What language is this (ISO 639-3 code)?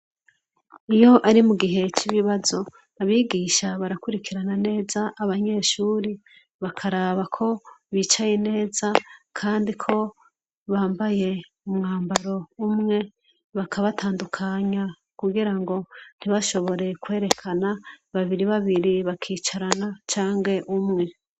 run